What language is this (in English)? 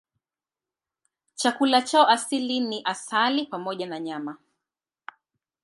Swahili